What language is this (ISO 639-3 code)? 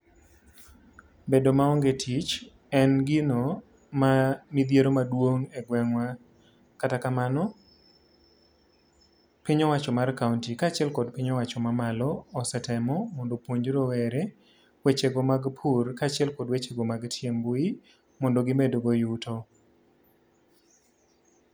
luo